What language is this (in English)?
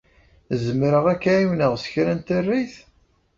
Kabyle